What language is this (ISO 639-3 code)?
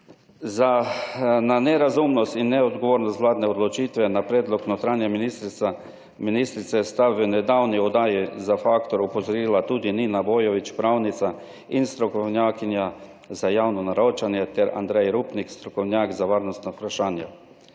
slv